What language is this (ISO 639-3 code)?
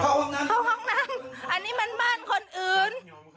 tha